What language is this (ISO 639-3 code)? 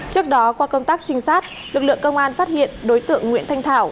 vie